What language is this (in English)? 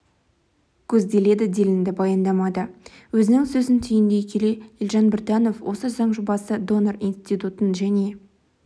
Kazakh